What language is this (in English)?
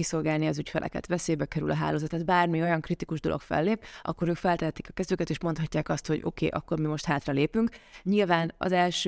Hungarian